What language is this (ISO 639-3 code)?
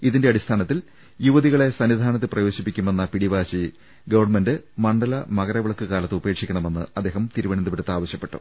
mal